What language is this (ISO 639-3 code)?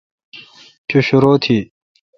xka